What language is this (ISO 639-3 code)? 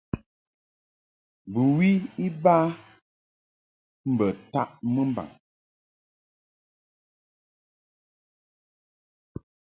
mhk